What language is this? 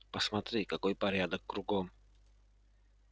Russian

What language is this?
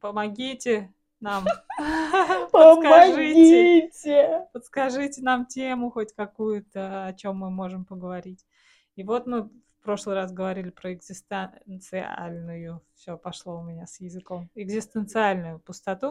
Russian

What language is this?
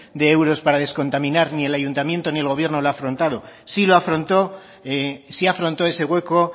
Spanish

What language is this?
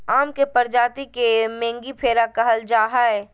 Magahi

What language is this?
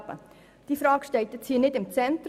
Swiss German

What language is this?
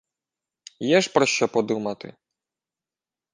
Ukrainian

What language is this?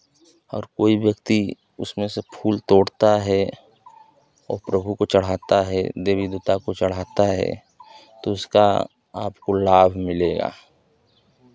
Hindi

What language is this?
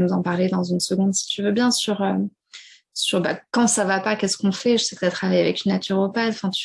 French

